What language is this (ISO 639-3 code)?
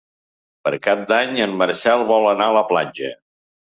cat